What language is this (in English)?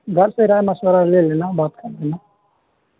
Urdu